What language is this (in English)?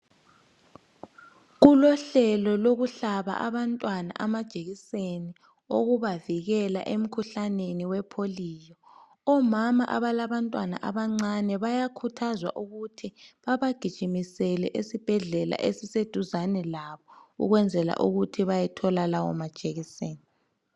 North Ndebele